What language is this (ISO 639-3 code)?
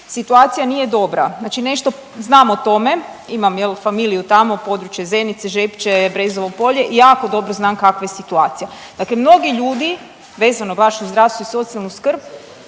hrv